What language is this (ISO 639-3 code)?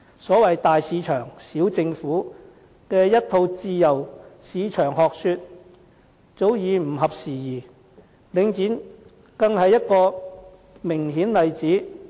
yue